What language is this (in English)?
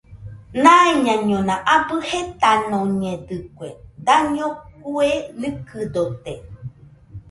Nüpode Huitoto